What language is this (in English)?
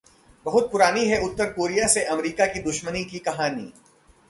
Hindi